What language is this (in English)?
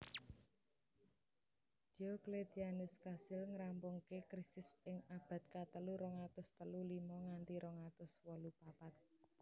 Javanese